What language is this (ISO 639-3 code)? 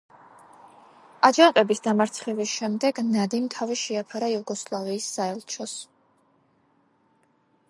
kat